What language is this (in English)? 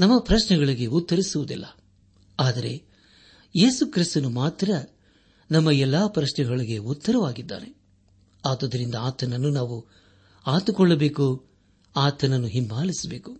Kannada